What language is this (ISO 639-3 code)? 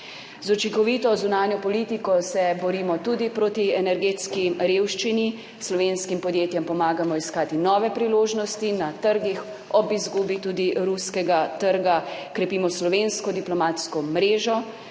slv